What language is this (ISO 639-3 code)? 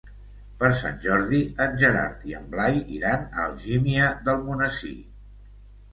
cat